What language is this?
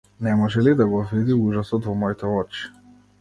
Macedonian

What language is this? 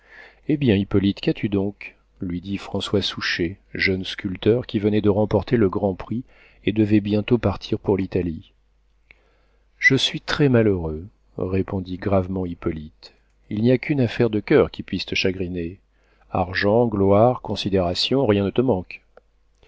French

